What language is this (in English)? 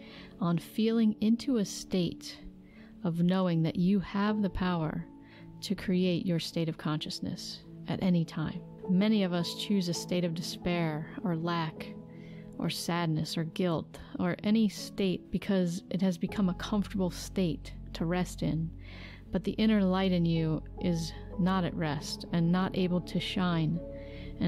English